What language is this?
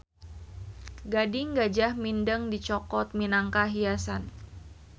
Sundanese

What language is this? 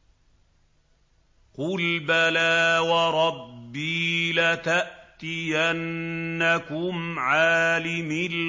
Arabic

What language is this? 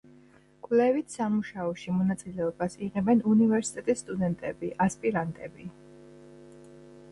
Georgian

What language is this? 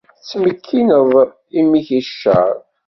Kabyle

